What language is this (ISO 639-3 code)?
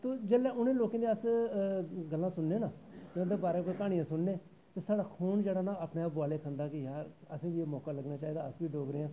doi